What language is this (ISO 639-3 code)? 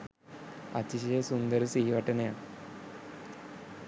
sin